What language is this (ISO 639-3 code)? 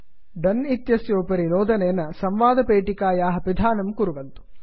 san